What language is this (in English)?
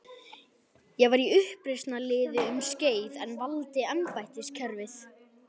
Icelandic